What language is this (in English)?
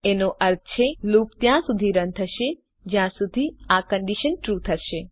Gujarati